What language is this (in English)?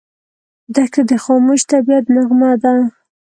Pashto